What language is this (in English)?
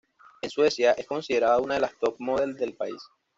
Spanish